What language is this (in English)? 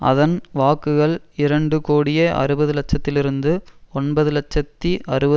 Tamil